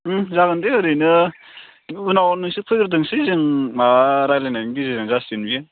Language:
Bodo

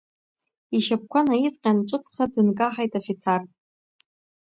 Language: Abkhazian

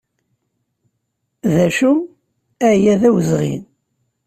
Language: Kabyle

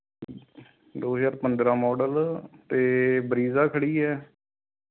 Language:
Punjabi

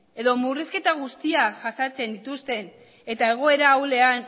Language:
Basque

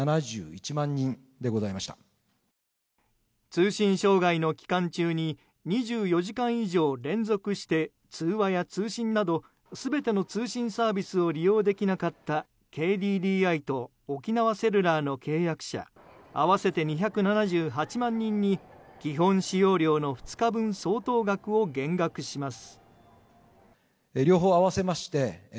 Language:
Japanese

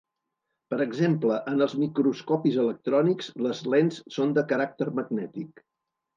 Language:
Catalan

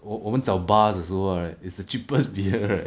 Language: English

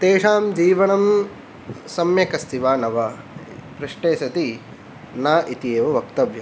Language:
Sanskrit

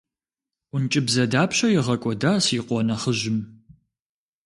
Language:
Kabardian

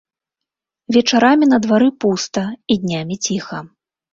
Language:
Belarusian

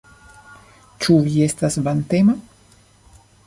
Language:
Esperanto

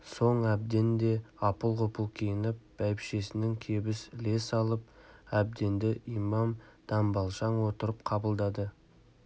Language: Kazakh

